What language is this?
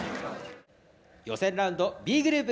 Japanese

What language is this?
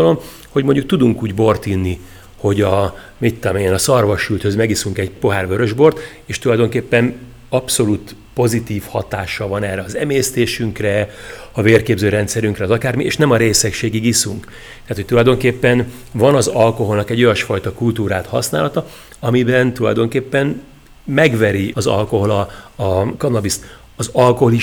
Hungarian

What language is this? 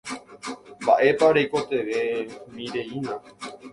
Guarani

